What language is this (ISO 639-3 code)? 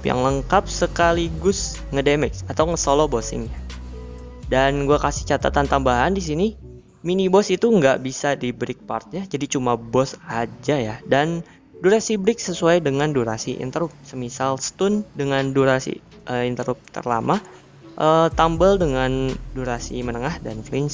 ind